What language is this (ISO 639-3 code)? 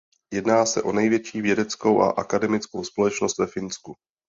ces